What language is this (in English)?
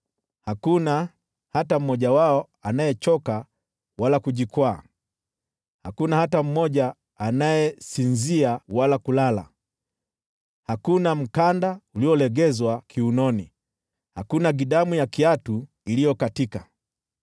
Swahili